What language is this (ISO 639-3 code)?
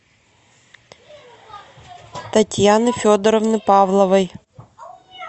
rus